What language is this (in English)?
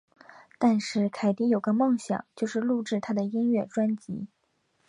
Chinese